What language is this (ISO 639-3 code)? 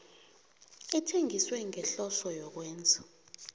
nbl